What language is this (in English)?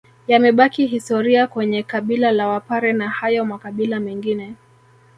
Swahili